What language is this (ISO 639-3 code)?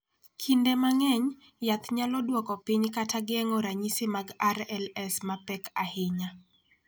luo